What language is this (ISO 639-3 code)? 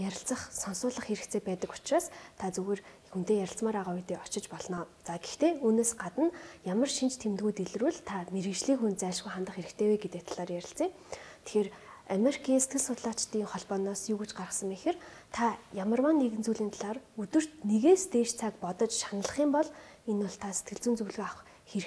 ara